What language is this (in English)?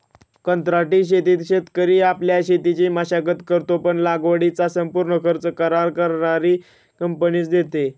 Marathi